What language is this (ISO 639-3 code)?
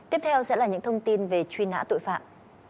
vie